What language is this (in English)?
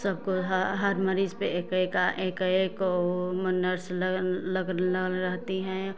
Hindi